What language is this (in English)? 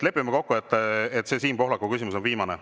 Estonian